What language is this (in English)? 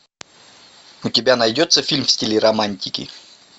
Russian